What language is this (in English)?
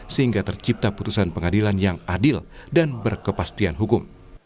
Indonesian